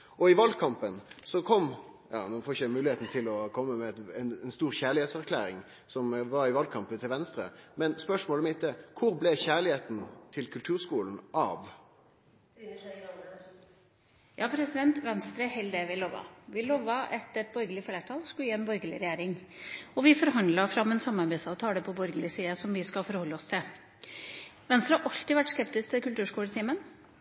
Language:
Norwegian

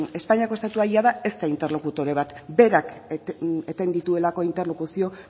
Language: Basque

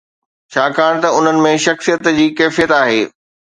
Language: Sindhi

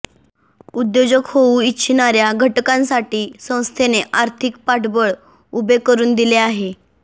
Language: Marathi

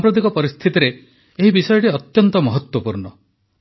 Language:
Odia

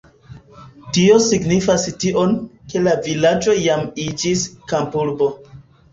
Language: Esperanto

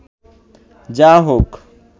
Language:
Bangla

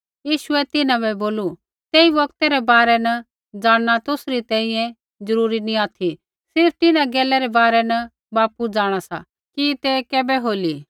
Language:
Kullu Pahari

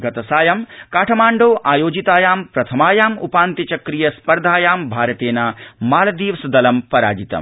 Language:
Sanskrit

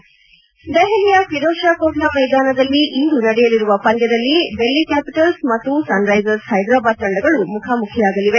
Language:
Kannada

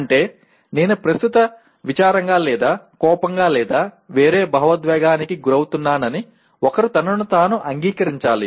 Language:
Telugu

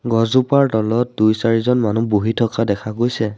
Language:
Assamese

